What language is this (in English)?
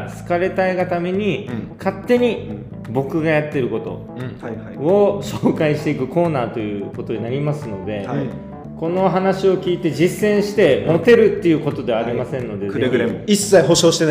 Japanese